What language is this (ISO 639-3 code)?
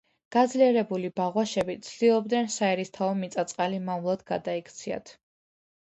kat